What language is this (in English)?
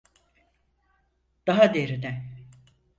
Turkish